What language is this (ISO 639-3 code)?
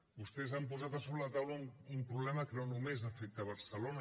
cat